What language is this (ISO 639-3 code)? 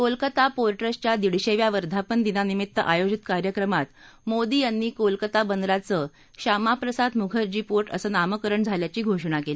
mar